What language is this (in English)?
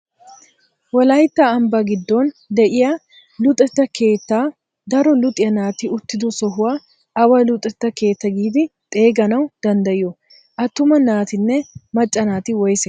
Wolaytta